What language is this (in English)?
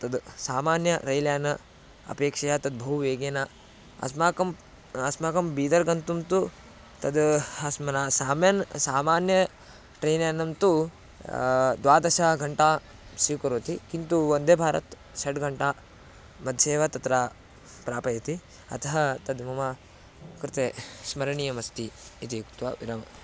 Sanskrit